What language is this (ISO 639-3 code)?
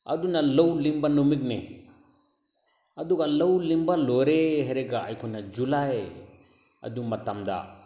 mni